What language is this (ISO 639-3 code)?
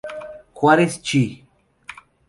spa